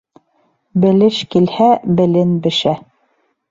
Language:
Bashkir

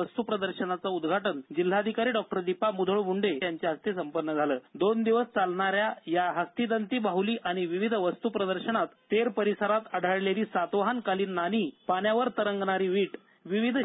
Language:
Marathi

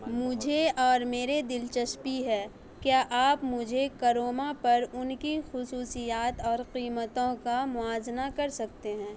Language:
Urdu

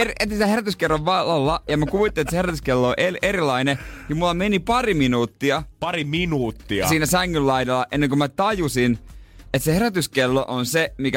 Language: Finnish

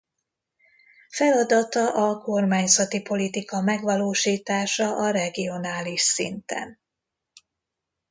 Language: Hungarian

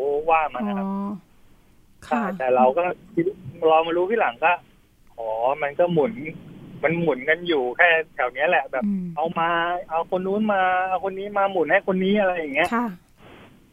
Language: Thai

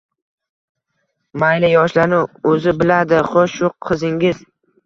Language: Uzbek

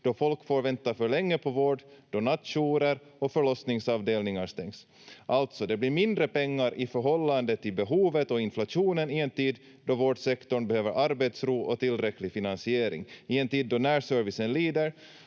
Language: Finnish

